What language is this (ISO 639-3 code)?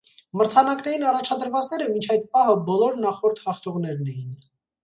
hye